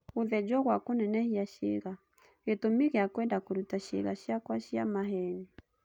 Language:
Kikuyu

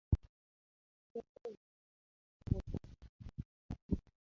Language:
Ganda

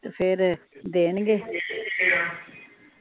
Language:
Punjabi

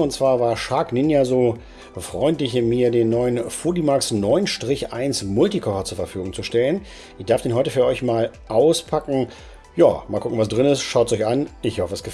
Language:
German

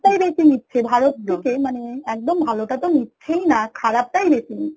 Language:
Bangla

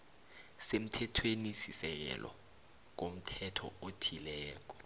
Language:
South Ndebele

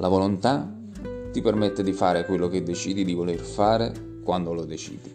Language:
Italian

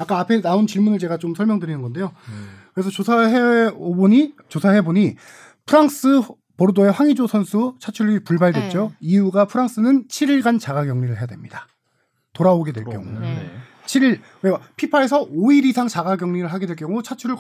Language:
Korean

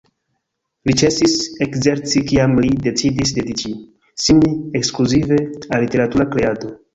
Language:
Esperanto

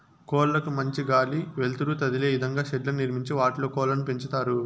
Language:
Telugu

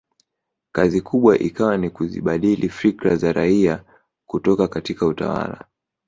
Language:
Swahili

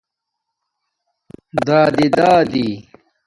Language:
Domaaki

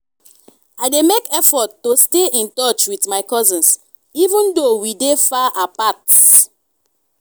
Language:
Nigerian Pidgin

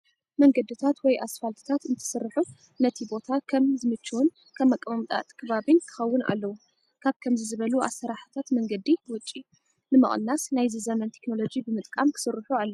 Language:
Tigrinya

